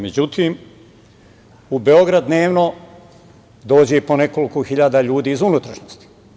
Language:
Serbian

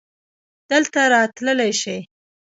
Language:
Pashto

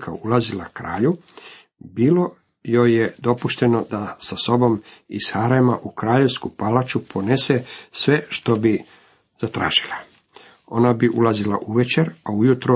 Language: Croatian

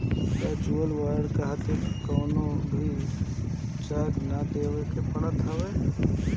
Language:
Bhojpuri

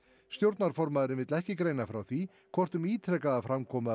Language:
Icelandic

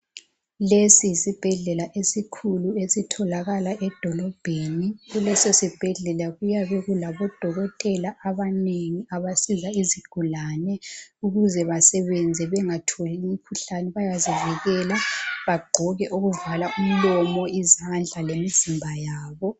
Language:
North Ndebele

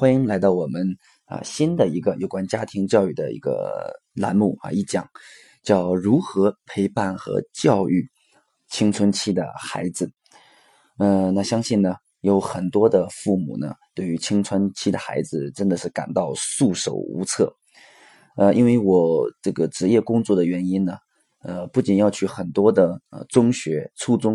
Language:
Chinese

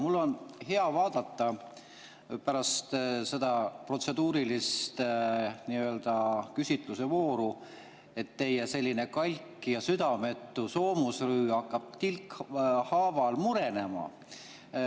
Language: Estonian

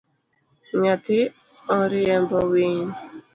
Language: Luo (Kenya and Tanzania)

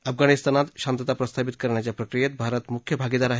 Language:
Marathi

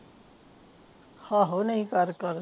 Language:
Punjabi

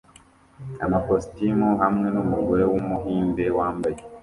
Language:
Kinyarwanda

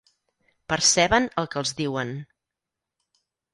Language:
Catalan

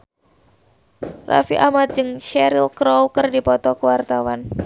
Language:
Sundanese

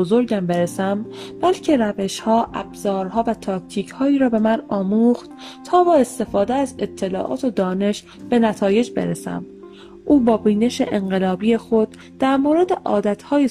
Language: Persian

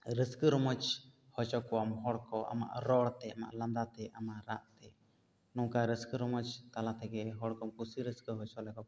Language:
Santali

